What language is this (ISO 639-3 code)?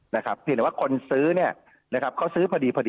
tha